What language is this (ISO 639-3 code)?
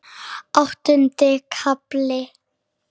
isl